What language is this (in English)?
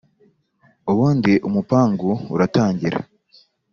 Kinyarwanda